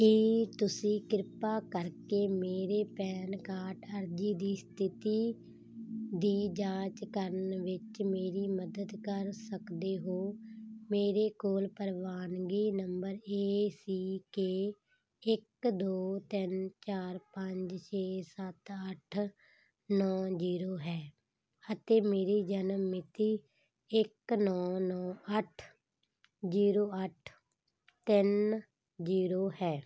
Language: Punjabi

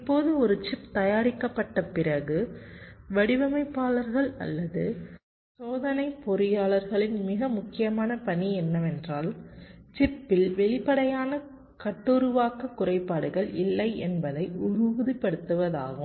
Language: Tamil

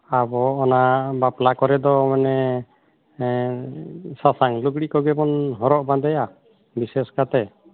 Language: Santali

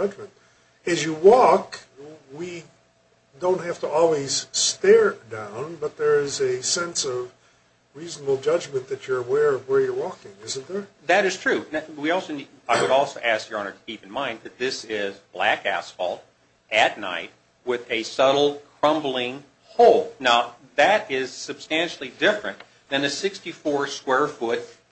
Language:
English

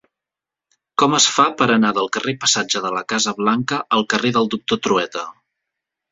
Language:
Catalan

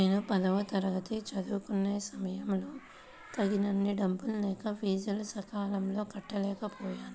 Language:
Telugu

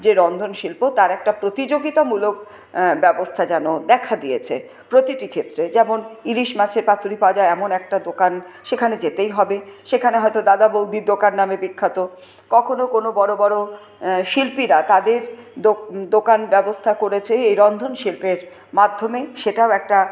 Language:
Bangla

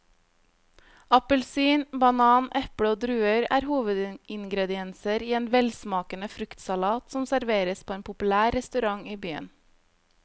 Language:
Norwegian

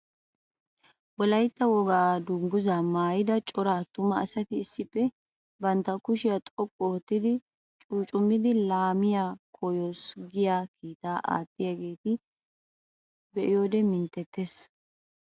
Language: Wolaytta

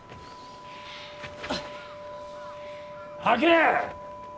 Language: Japanese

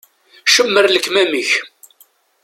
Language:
Kabyle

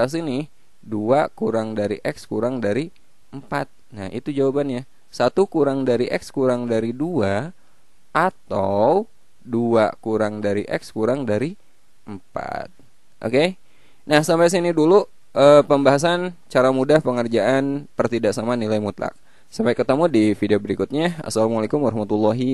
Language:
Indonesian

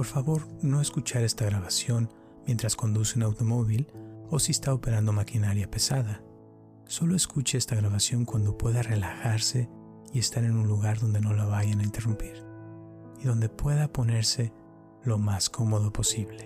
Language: Spanish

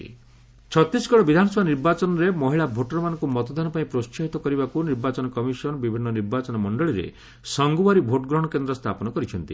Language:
Odia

